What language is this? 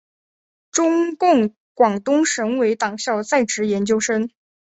Chinese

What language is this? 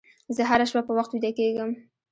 Pashto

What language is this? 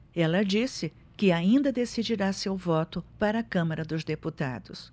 Portuguese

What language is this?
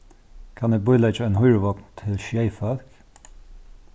Faroese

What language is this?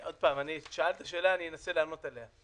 Hebrew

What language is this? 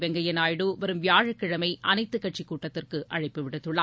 Tamil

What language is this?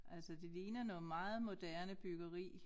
Danish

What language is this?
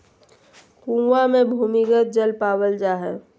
Magahi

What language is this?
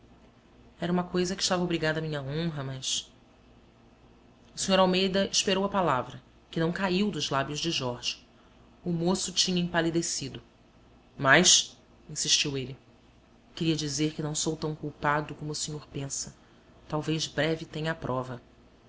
Portuguese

